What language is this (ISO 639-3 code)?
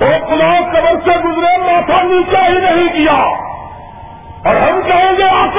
urd